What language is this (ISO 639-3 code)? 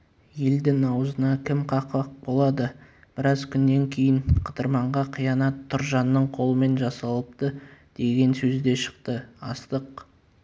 kaz